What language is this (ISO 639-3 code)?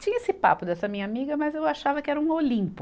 por